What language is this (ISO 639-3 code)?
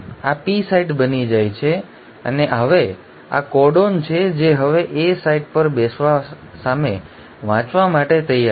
guj